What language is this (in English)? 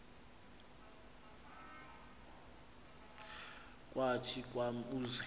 Xhosa